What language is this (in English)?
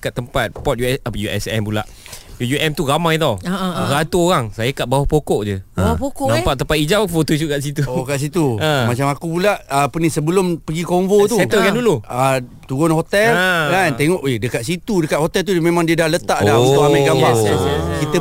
Malay